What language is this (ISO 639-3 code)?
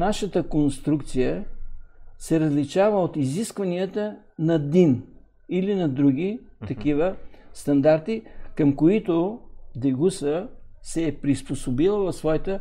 bul